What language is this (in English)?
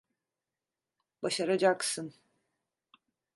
Turkish